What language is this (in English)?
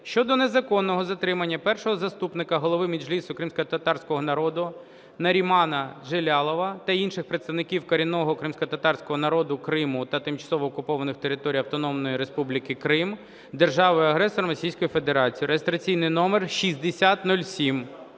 Ukrainian